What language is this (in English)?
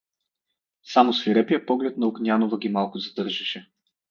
Bulgarian